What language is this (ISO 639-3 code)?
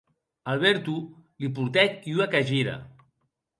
oci